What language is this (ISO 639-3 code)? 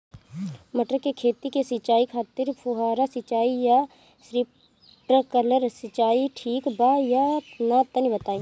bho